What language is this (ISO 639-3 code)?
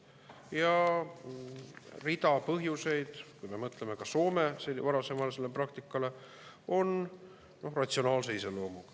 est